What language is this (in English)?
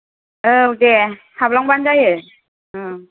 Bodo